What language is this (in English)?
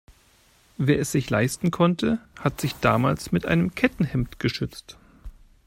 German